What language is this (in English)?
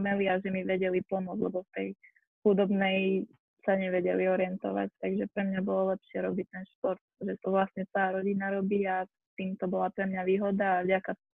Slovak